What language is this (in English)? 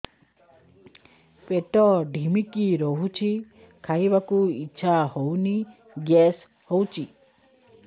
Odia